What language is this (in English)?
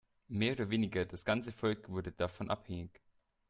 German